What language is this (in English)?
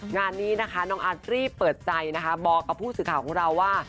Thai